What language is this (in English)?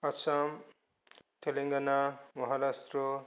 Bodo